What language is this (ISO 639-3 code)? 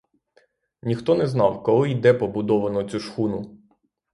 ukr